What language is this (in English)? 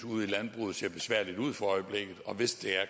Danish